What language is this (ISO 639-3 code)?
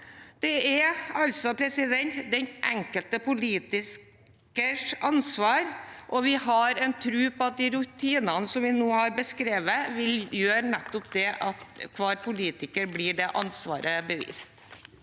nor